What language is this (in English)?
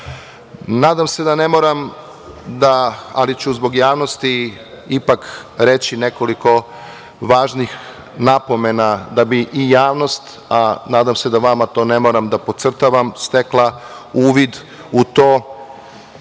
Serbian